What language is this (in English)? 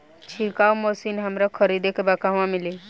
Bhojpuri